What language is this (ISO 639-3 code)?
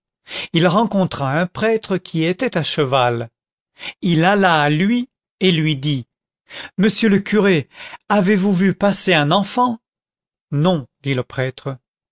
fra